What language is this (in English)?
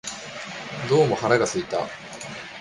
Japanese